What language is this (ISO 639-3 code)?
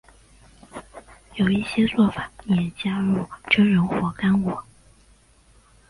zho